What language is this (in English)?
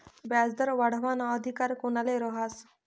Marathi